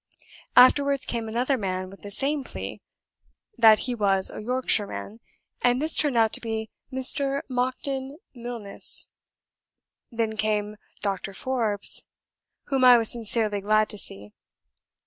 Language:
English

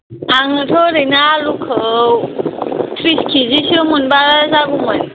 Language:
Bodo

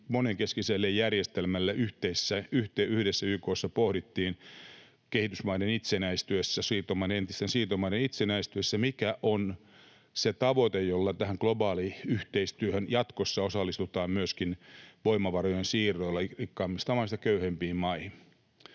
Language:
Finnish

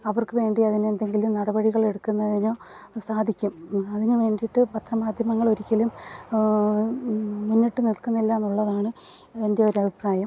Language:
Malayalam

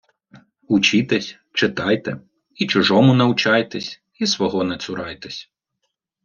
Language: Ukrainian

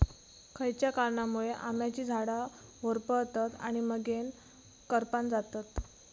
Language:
Marathi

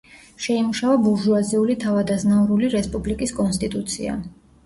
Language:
Georgian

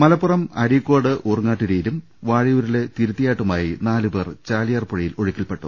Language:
Malayalam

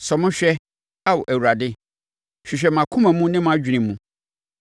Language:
Akan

